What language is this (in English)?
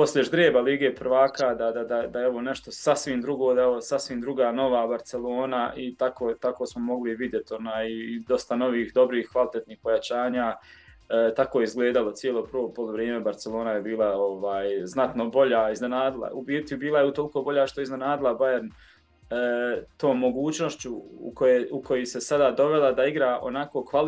Croatian